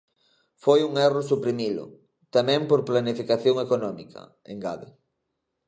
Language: Galician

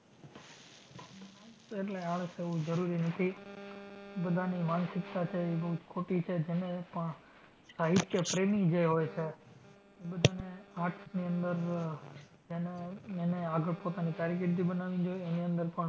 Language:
Gujarati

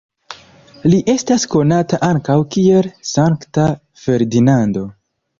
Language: Esperanto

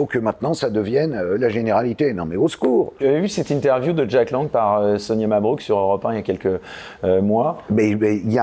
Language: French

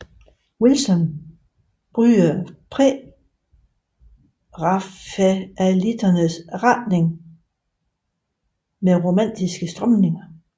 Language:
Danish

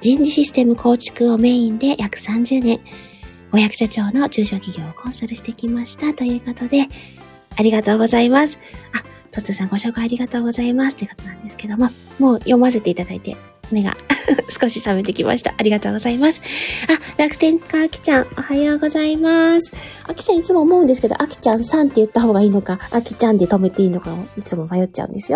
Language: Japanese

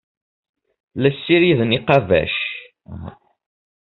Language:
Kabyle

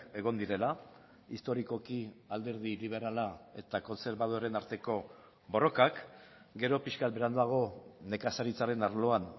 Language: Basque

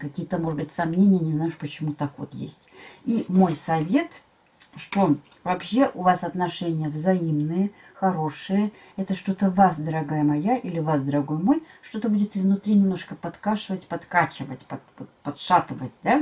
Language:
Russian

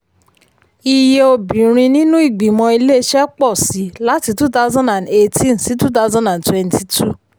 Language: Yoruba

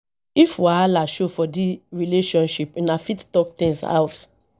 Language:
Nigerian Pidgin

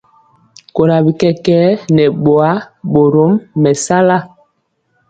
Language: Mpiemo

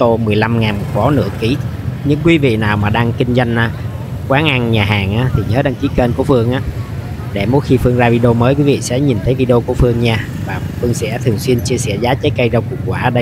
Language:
Vietnamese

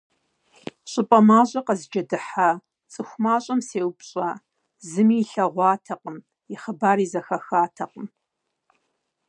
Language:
Kabardian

